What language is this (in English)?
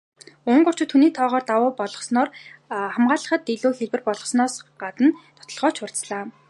Mongolian